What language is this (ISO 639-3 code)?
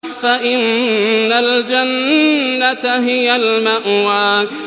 ara